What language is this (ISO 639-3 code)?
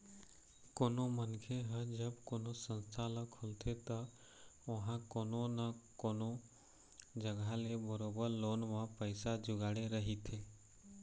hne